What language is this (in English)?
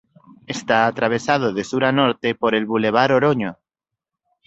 Spanish